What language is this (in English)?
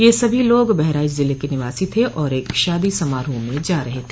Hindi